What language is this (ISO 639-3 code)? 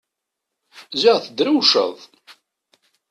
kab